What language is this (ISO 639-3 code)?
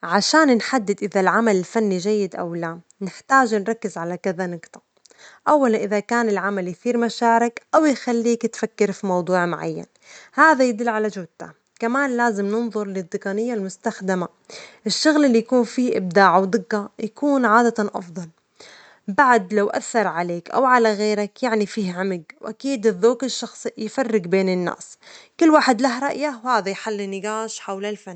acx